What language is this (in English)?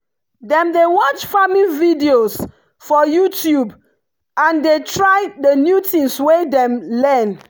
Nigerian Pidgin